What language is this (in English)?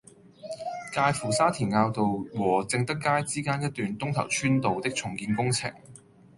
Cantonese